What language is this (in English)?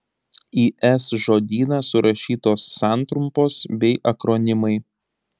Lithuanian